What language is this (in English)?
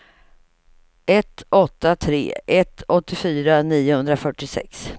Swedish